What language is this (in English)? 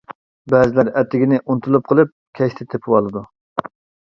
Uyghur